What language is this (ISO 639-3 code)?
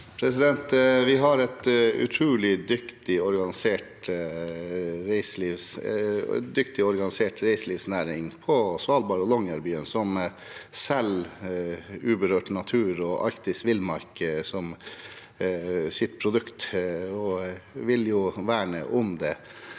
nor